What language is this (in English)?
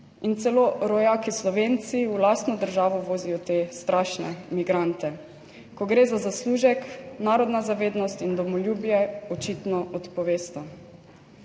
Slovenian